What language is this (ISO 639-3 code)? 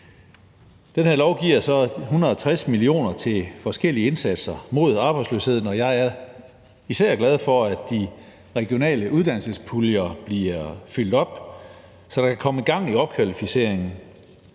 dan